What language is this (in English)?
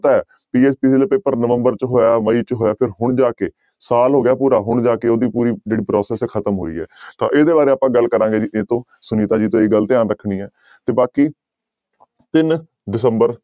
Punjabi